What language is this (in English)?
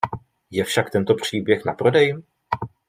Czech